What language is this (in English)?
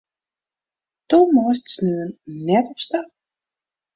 Western Frisian